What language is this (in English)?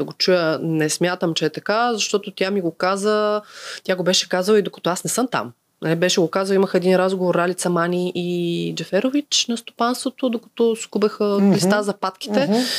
Bulgarian